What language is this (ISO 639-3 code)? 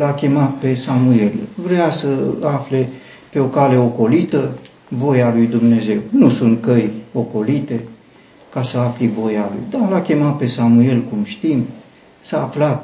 ron